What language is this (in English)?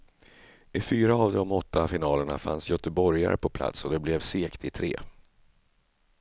Swedish